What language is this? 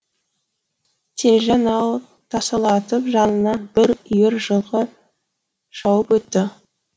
Kazakh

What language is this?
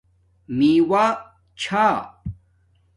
Domaaki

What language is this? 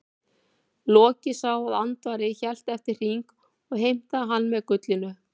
Icelandic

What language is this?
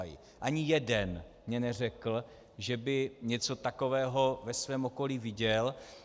Czech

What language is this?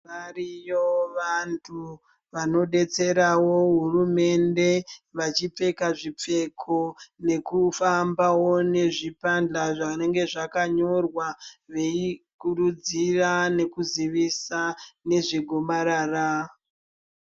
Ndau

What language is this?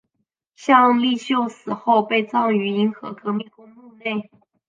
Chinese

